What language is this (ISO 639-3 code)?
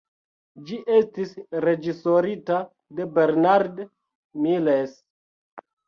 epo